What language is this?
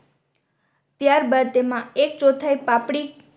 Gujarati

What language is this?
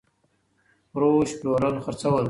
Pashto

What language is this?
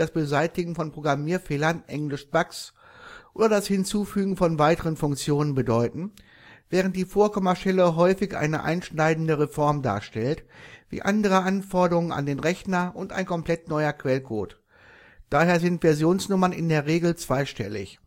German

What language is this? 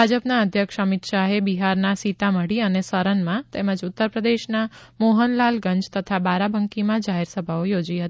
Gujarati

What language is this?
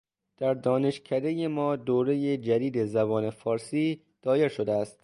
Persian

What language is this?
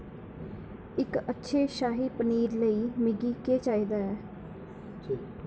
Dogri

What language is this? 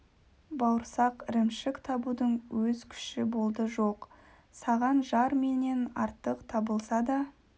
Kazakh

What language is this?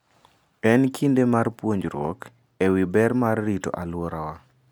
Luo (Kenya and Tanzania)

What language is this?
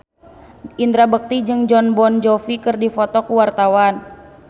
Sundanese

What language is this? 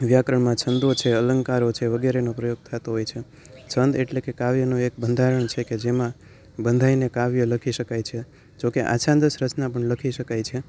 Gujarati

